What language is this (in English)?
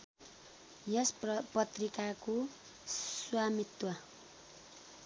Nepali